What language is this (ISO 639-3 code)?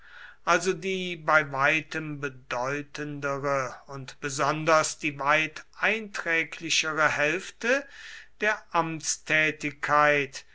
deu